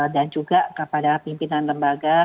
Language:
Indonesian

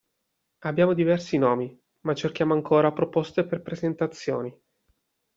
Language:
Italian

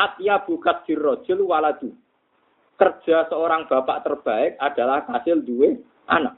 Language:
Indonesian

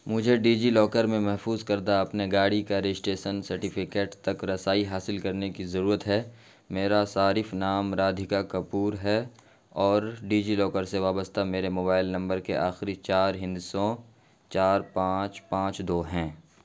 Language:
Urdu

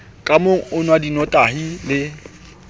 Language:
Southern Sotho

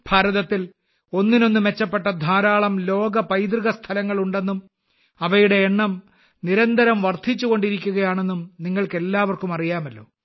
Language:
Malayalam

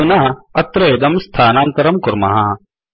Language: Sanskrit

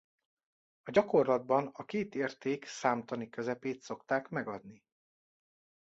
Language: Hungarian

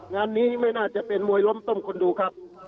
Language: Thai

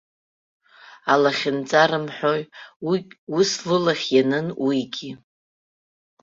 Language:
Abkhazian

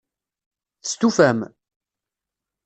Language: Kabyle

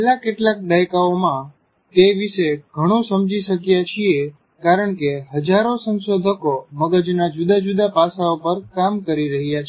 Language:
Gujarati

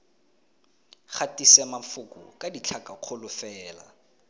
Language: Tswana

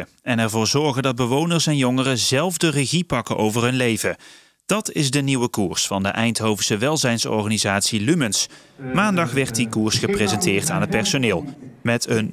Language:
Dutch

